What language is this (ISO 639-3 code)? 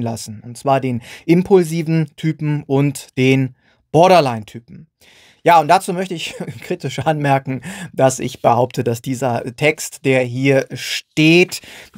deu